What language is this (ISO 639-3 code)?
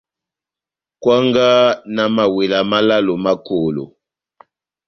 bnm